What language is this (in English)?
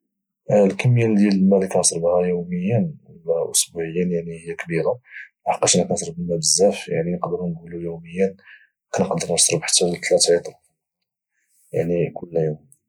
Moroccan Arabic